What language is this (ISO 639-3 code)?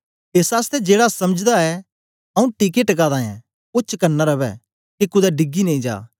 doi